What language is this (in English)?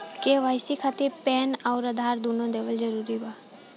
Bhojpuri